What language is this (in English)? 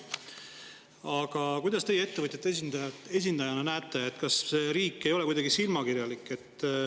Estonian